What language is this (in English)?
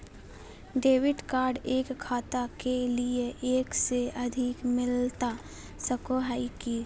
Magahi